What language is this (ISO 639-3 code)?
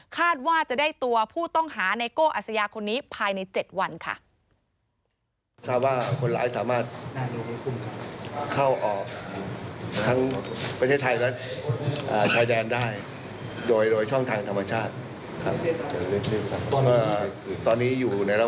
tha